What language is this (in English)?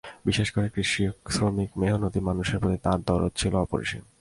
Bangla